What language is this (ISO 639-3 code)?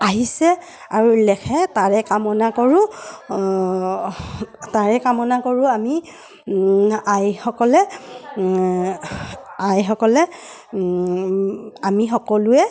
asm